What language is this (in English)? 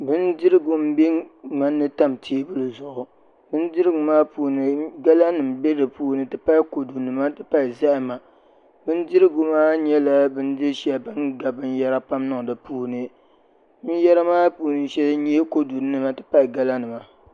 Dagbani